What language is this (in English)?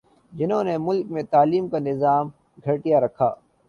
Urdu